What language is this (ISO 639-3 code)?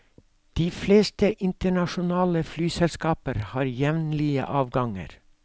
nor